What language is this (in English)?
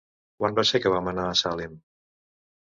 Catalan